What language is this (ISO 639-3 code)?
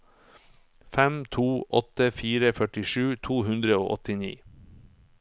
nor